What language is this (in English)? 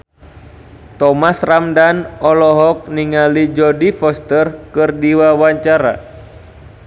Sundanese